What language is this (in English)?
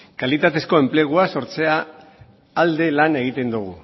Basque